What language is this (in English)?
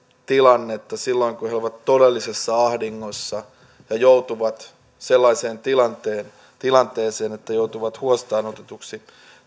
Finnish